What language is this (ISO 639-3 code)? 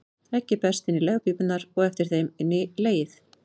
isl